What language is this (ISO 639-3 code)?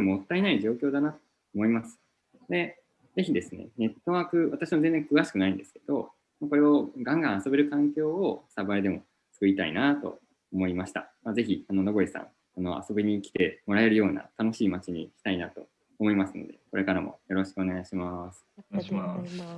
jpn